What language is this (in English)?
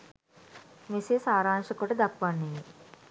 Sinhala